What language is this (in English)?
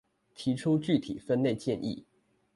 Chinese